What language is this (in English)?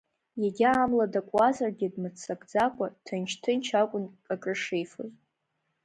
Abkhazian